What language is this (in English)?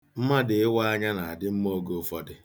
Igbo